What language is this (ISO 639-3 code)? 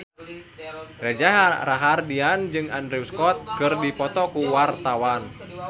sun